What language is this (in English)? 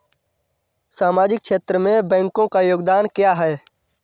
Hindi